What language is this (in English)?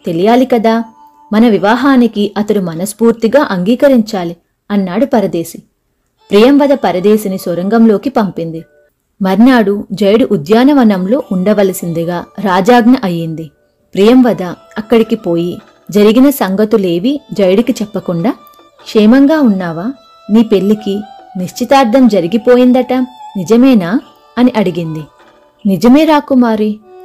Telugu